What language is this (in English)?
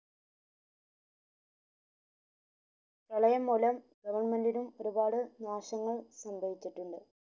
Malayalam